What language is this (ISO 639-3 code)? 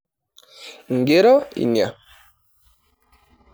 mas